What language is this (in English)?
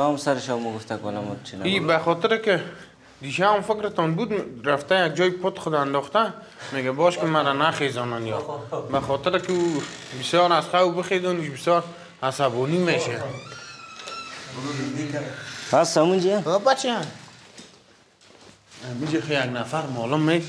Arabic